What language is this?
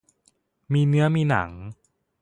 Thai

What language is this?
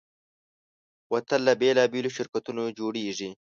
Pashto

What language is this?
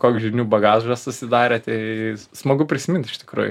Lithuanian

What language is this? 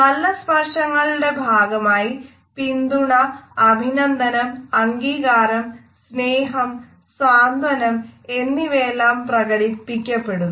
Malayalam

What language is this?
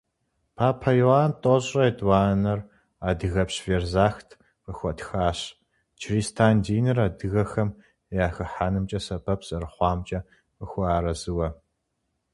Kabardian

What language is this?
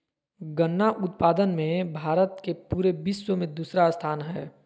Magahi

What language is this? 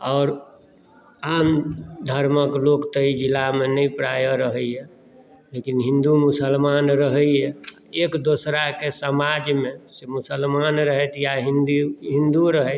Maithili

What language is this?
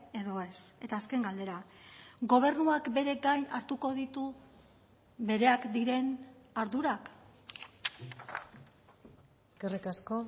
Basque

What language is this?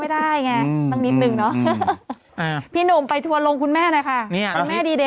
Thai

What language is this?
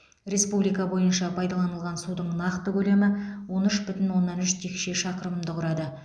Kazakh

